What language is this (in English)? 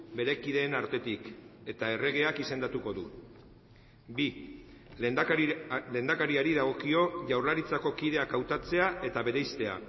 Basque